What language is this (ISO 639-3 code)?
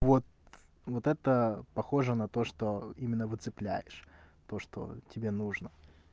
rus